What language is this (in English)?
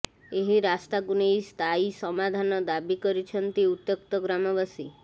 Odia